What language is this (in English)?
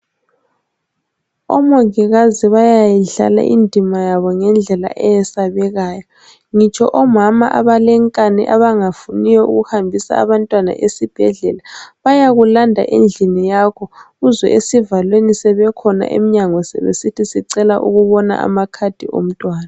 North Ndebele